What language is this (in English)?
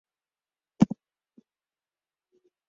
English